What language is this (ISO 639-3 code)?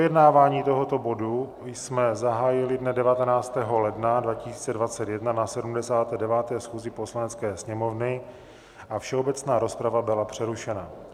ces